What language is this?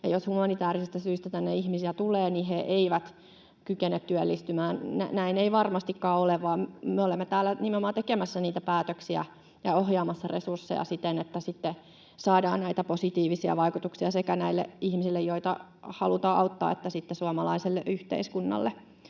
Finnish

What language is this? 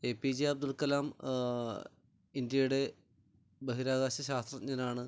Malayalam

